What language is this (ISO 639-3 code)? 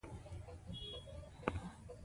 pus